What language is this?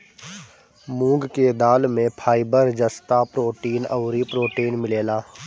Bhojpuri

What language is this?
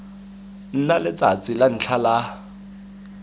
Tswana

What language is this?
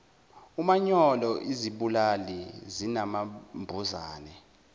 Zulu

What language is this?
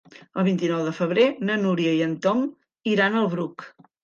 Catalan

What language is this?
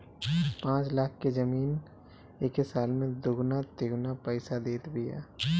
Bhojpuri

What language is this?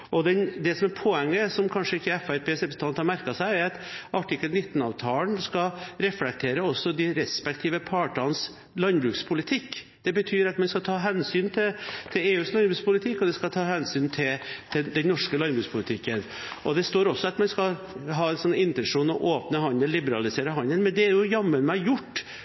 Norwegian Bokmål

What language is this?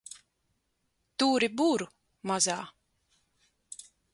Latvian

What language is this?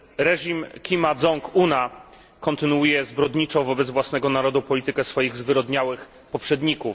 Polish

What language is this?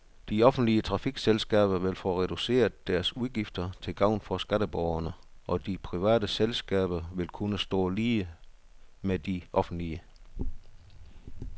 Danish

